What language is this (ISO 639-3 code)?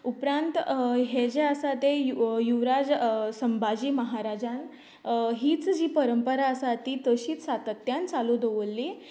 kok